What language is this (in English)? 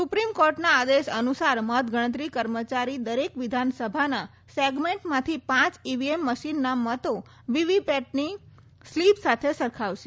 Gujarati